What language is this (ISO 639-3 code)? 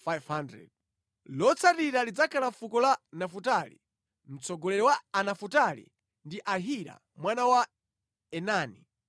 nya